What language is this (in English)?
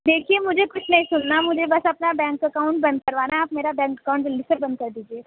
Urdu